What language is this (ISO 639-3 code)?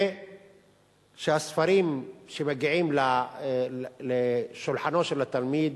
heb